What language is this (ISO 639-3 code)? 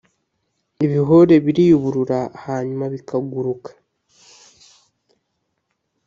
kin